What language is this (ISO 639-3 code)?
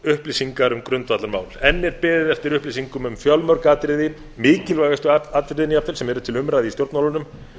isl